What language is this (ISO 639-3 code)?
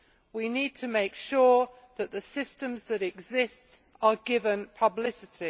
eng